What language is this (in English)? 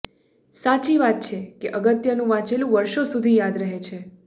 Gujarati